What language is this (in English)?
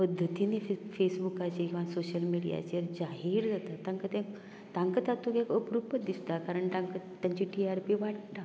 Konkani